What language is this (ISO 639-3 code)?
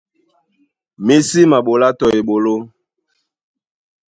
dua